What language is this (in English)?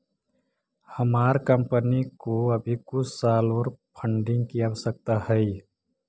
Magahi